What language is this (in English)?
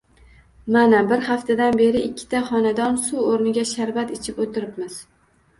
Uzbek